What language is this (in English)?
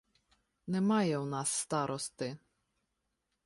Ukrainian